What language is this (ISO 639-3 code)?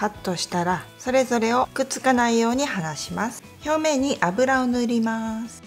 jpn